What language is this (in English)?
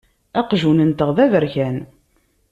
Kabyle